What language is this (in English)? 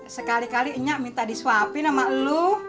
Indonesian